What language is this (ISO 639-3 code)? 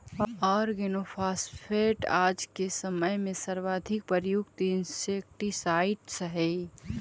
mag